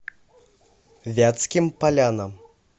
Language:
Russian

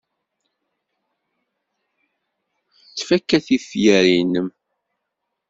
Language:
Kabyle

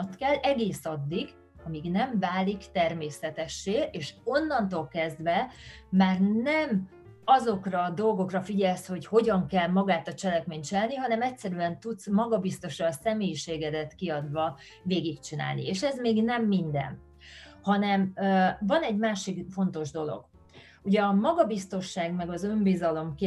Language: Hungarian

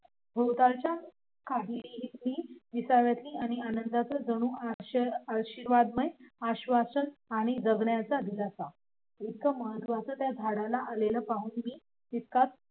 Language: Marathi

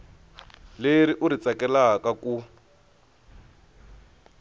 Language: Tsonga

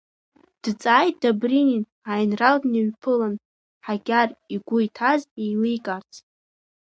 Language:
Abkhazian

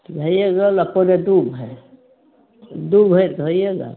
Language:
Maithili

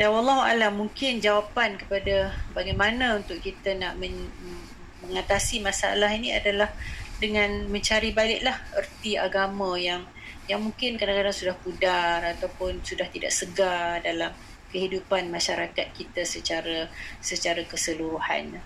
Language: Malay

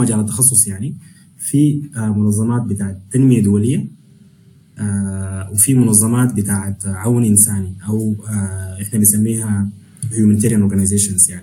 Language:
Arabic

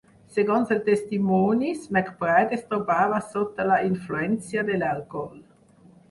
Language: Catalan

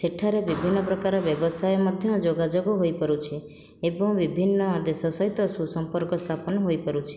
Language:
Odia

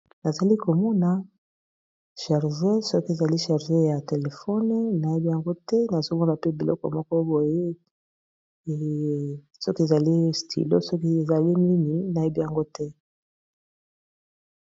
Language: Lingala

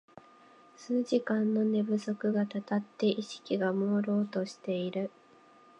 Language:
Japanese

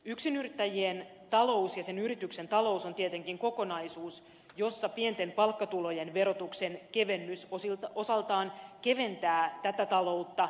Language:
Finnish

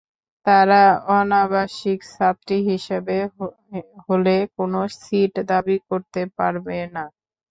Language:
Bangla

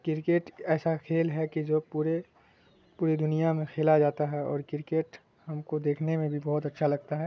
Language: Urdu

